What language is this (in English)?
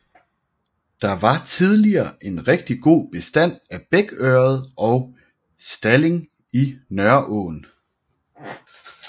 Danish